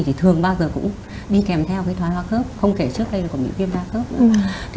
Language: Vietnamese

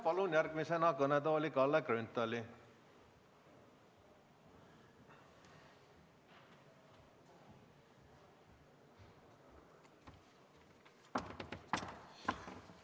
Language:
Estonian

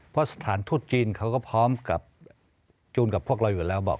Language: Thai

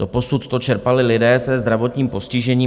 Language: Czech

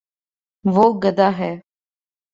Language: Urdu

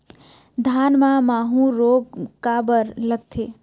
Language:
Chhattisgarhi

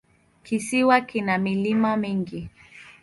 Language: Swahili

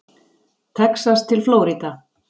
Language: Icelandic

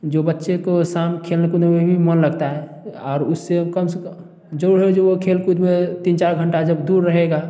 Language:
Hindi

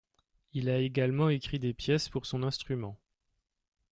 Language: French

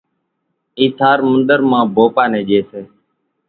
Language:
Kachi Koli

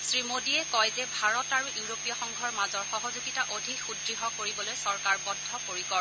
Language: Assamese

